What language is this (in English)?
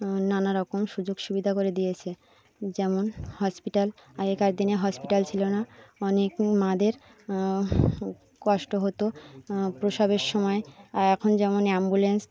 Bangla